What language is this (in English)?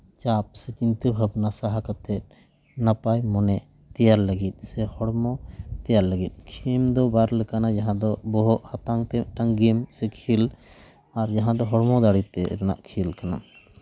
Santali